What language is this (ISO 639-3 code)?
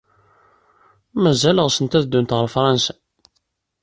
kab